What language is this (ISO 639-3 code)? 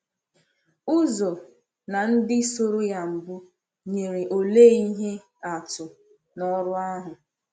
ibo